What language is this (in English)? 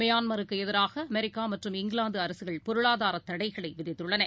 Tamil